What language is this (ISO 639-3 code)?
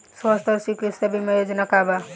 bho